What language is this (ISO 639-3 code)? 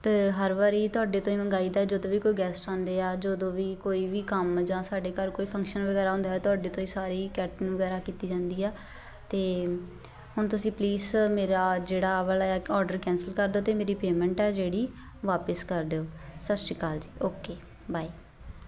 pan